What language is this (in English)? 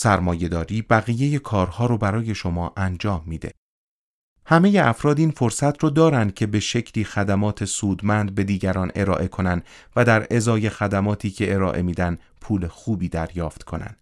Persian